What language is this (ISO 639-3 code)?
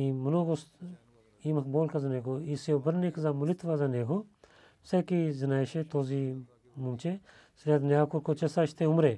bul